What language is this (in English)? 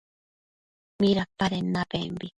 Matsés